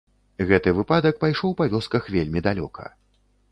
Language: Belarusian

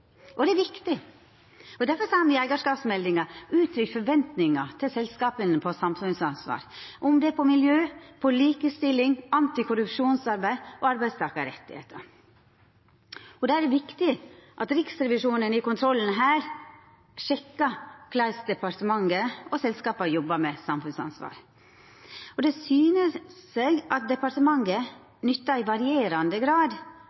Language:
Norwegian Nynorsk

